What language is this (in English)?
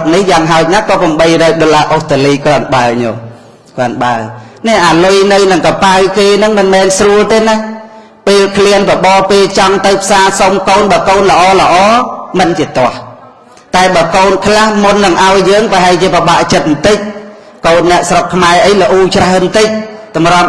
English